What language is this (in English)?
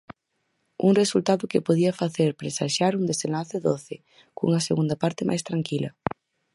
Galician